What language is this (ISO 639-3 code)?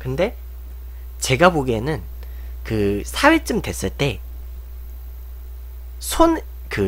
kor